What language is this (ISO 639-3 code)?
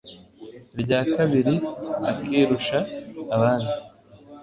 kin